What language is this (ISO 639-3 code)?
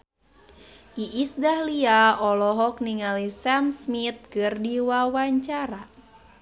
sun